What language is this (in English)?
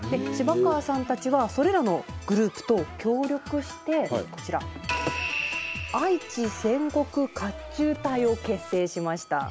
Japanese